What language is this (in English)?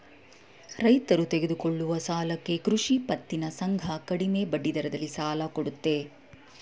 Kannada